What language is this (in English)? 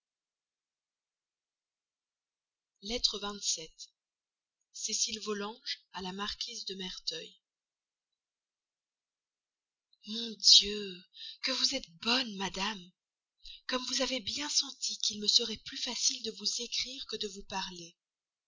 French